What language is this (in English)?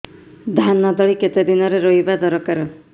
Odia